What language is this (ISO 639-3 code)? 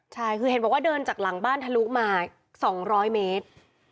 tha